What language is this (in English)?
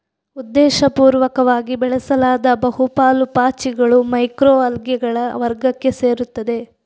Kannada